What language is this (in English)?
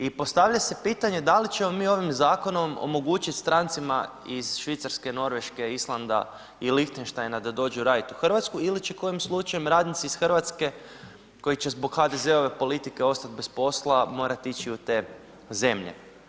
Croatian